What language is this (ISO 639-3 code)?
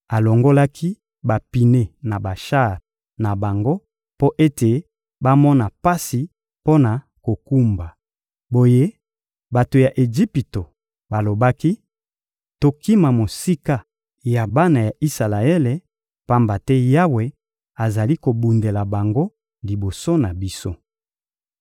lin